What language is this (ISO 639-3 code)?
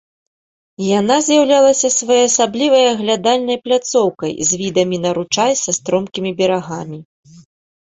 bel